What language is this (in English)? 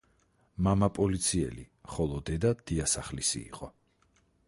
Georgian